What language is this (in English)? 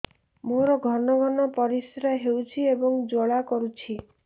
Odia